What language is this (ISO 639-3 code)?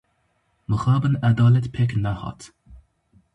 kur